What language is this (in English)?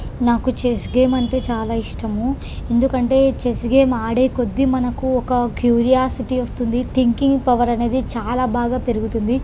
Telugu